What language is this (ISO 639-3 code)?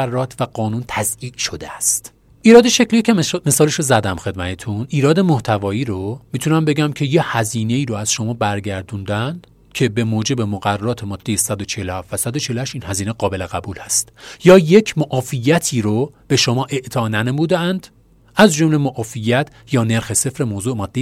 fas